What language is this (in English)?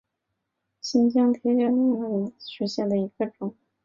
Chinese